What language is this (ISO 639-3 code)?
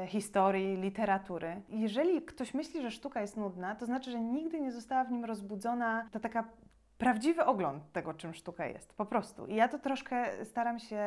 pol